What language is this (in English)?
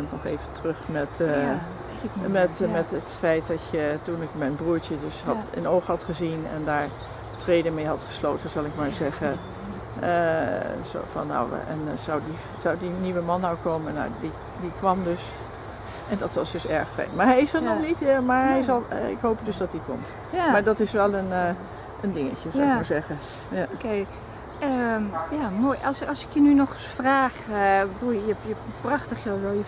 Dutch